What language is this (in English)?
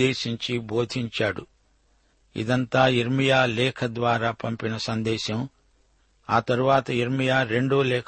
Telugu